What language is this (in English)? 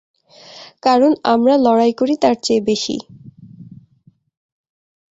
Bangla